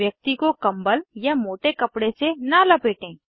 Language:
Hindi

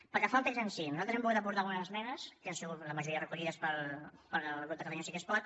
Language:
Catalan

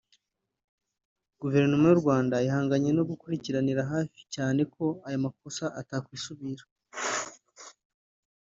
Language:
Kinyarwanda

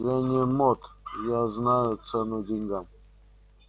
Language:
Russian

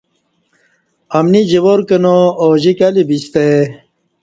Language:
Kati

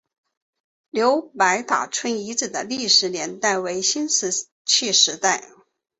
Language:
Chinese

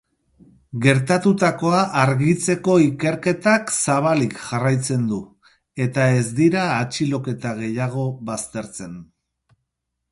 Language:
Basque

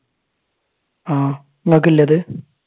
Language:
Malayalam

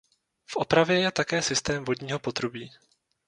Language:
Czech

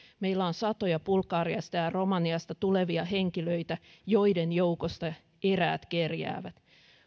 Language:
Finnish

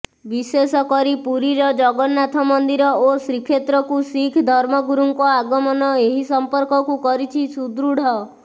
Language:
Odia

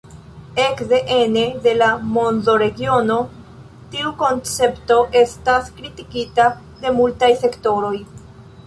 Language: Esperanto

